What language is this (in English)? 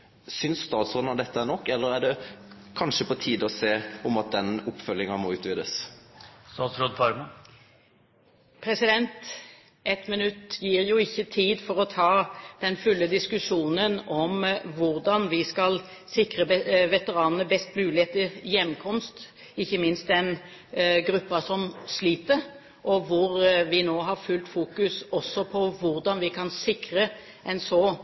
Norwegian